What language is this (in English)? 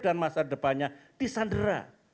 Indonesian